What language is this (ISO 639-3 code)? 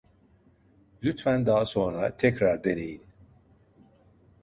tur